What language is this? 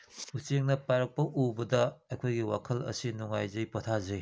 Manipuri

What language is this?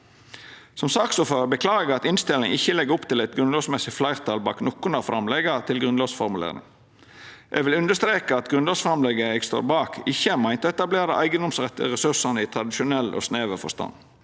Norwegian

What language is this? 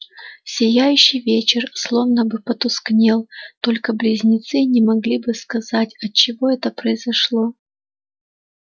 Russian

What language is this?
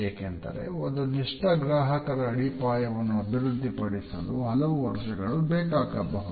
Kannada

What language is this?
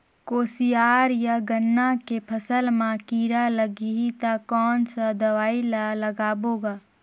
Chhattisgarhi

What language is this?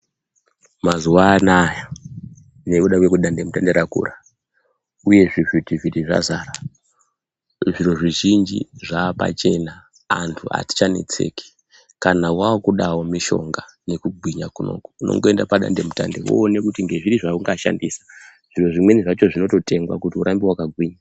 Ndau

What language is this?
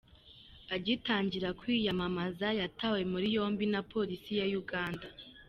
Kinyarwanda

